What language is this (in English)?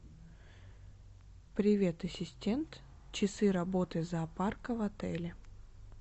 Russian